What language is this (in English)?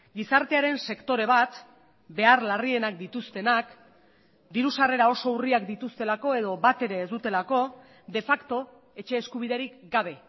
Basque